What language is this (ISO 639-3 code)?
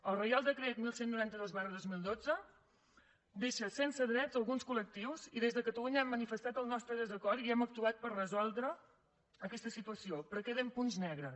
cat